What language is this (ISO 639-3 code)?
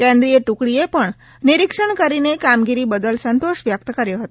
guj